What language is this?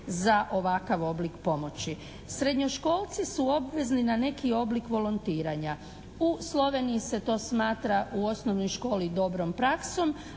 Croatian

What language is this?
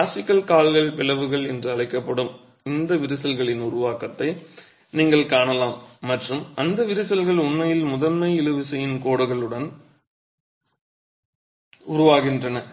Tamil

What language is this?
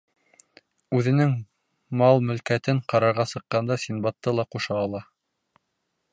Bashkir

